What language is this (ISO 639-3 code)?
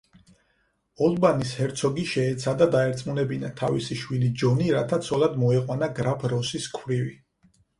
kat